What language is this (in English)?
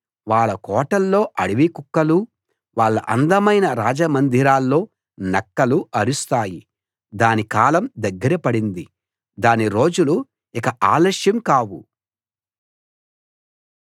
Telugu